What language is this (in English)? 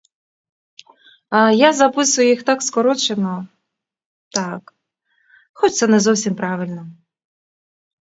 Ukrainian